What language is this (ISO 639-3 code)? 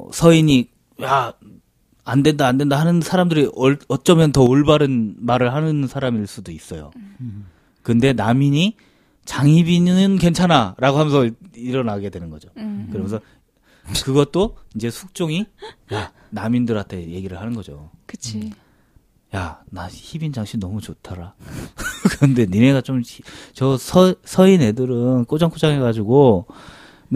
kor